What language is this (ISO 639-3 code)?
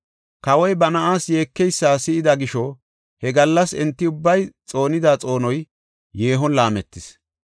gof